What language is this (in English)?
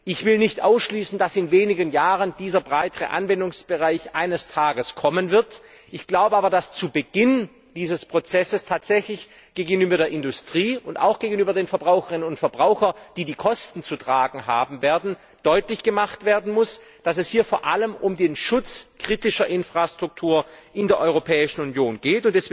German